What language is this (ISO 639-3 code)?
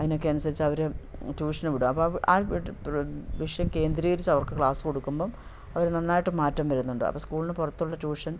mal